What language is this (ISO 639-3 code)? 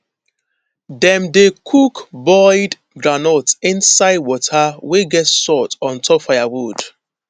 pcm